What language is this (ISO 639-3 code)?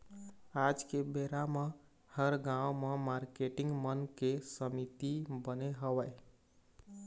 hne